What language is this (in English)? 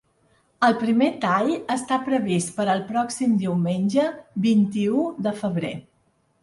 Catalan